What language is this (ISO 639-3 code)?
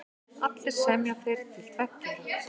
isl